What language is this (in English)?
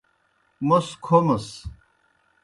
Kohistani Shina